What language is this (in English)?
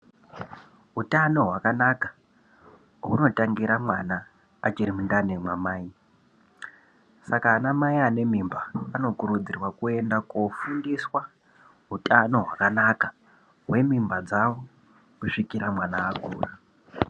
Ndau